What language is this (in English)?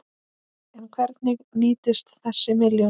Icelandic